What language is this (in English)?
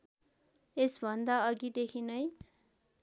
Nepali